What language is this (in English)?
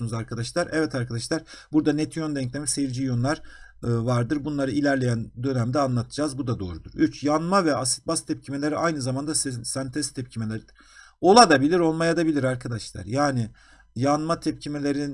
Turkish